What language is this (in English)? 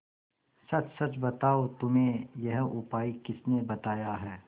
Hindi